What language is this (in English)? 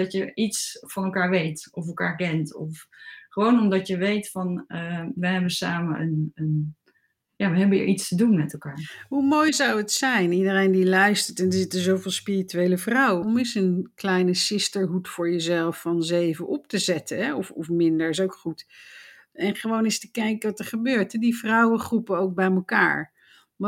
Dutch